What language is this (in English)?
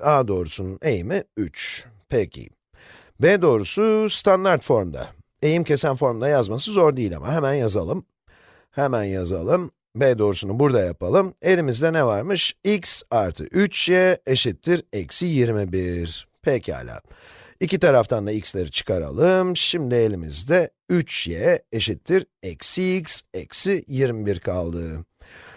Turkish